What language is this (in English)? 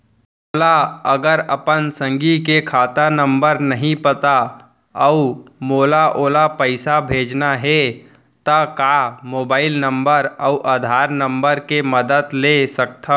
Chhattisgarhi